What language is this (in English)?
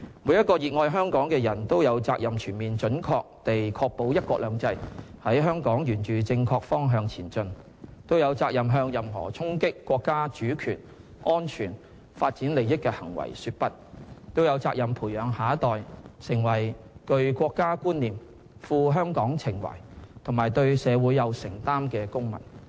Cantonese